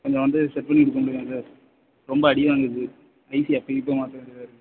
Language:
Tamil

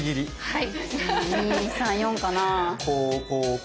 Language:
Japanese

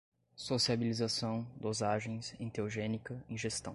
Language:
Portuguese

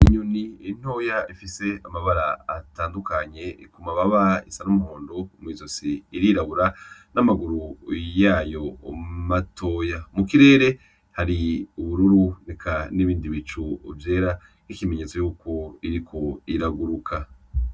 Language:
Rundi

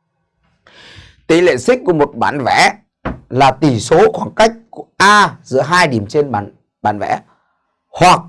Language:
Vietnamese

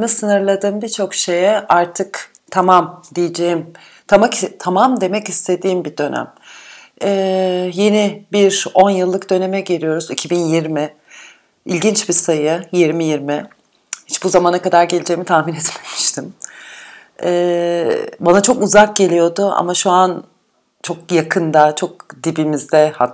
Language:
Turkish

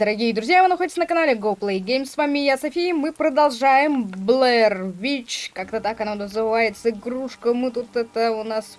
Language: Russian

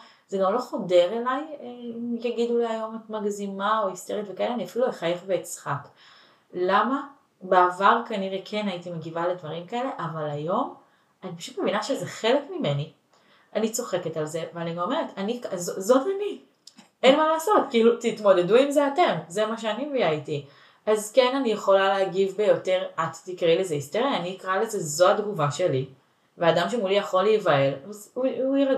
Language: Hebrew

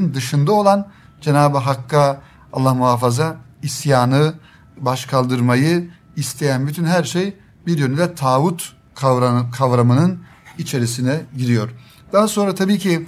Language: Turkish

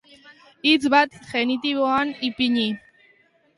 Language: Basque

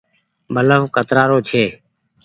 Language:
Goaria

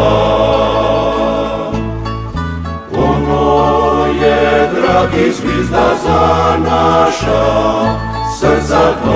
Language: Romanian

